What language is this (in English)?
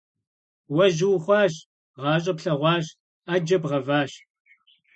Kabardian